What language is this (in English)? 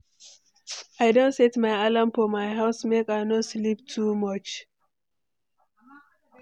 Nigerian Pidgin